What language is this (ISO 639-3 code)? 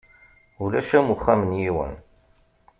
kab